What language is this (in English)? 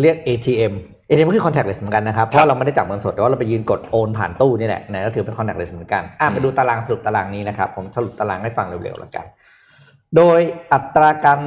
Thai